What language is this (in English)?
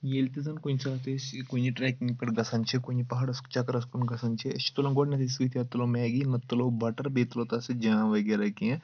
Kashmiri